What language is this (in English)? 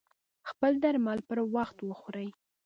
Pashto